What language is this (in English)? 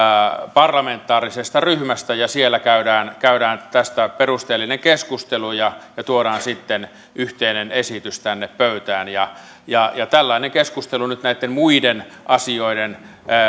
Finnish